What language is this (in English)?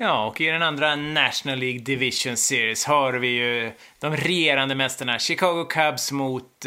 Swedish